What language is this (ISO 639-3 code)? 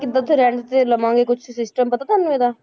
pan